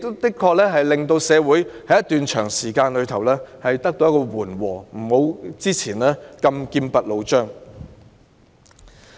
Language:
Cantonese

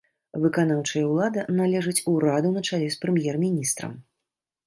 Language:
Belarusian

